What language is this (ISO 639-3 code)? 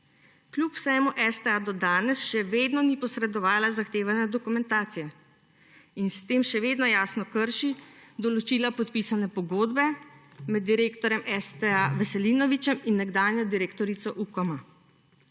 slv